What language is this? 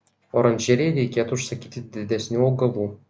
Lithuanian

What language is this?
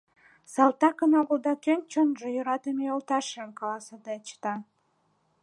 Mari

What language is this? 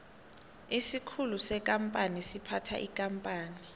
South Ndebele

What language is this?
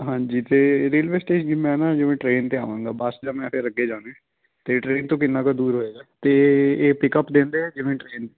Punjabi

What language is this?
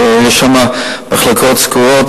Hebrew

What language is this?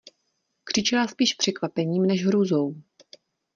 Czech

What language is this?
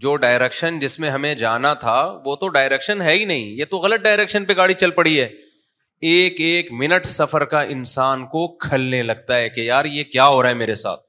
Urdu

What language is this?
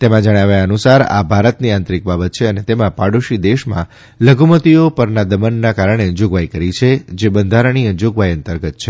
Gujarati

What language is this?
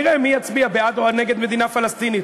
Hebrew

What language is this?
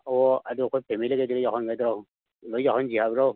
Manipuri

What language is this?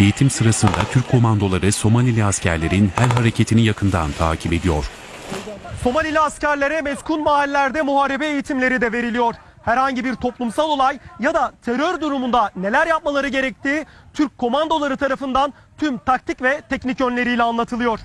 Turkish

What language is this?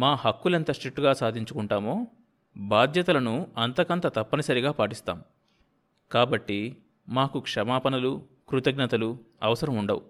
Telugu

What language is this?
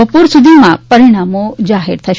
Gujarati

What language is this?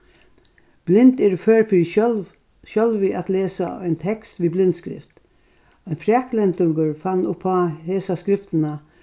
Faroese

